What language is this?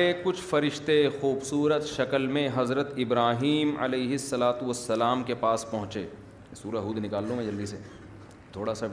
Urdu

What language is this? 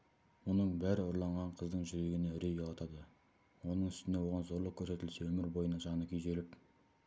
Kazakh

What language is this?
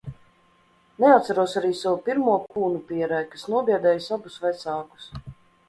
Latvian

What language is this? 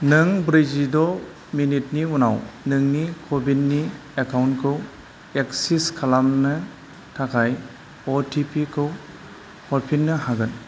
Bodo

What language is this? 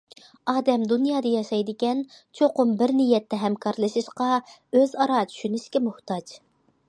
Uyghur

